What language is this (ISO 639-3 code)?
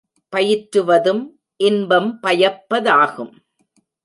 tam